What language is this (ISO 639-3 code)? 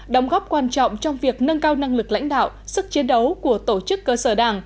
vie